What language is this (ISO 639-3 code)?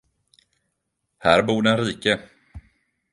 swe